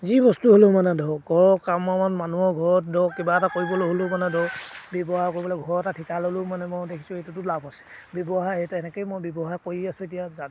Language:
Assamese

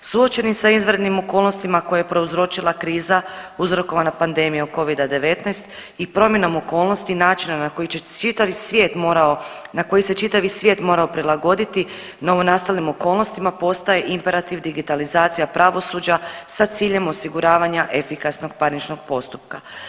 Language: Croatian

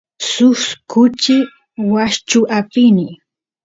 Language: Santiago del Estero Quichua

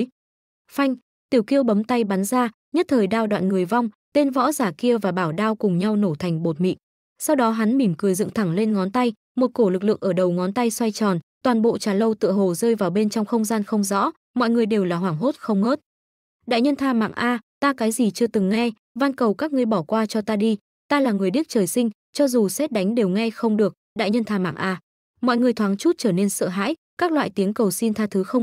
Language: Vietnamese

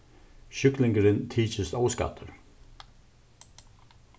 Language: Faroese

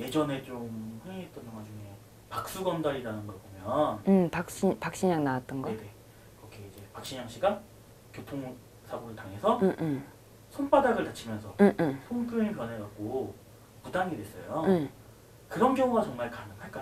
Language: Korean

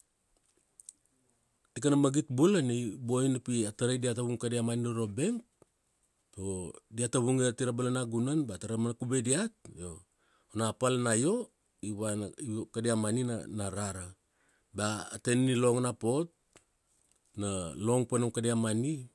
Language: Kuanua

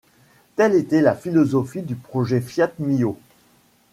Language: French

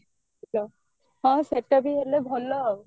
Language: Odia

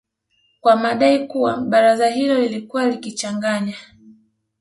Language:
Swahili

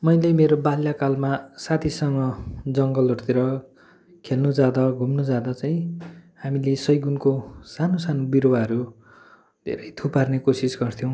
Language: Nepali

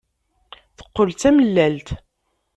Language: Kabyle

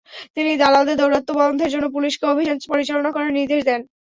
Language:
Bangla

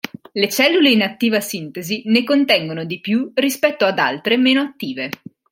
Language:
Italian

